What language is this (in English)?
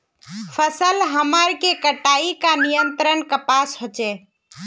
Magahi